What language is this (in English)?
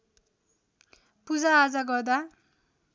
Nepali